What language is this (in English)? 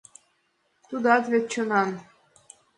Mari